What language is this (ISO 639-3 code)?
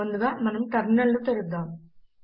tel